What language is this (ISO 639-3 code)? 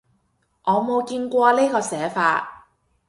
yue